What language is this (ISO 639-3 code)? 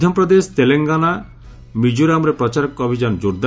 ori